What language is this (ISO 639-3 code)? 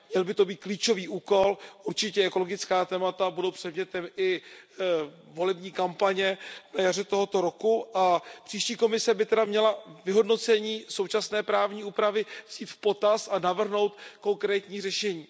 ces